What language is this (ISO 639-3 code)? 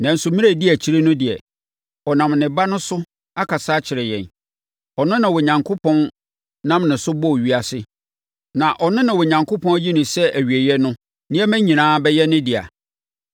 aka